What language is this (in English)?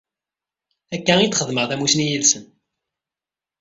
Kabyle